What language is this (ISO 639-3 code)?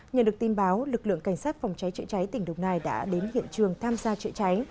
vie